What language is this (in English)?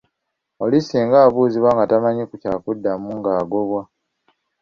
Ganda